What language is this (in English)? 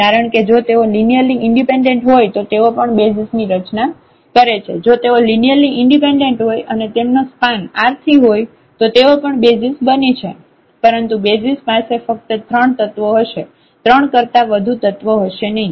Gujarati